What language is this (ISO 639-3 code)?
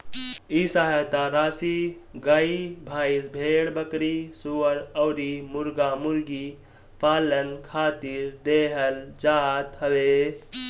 bho